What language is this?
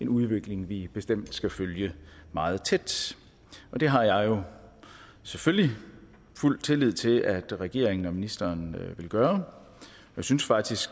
Danish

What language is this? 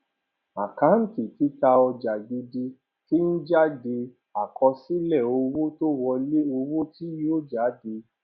Yoruba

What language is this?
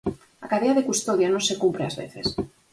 Galician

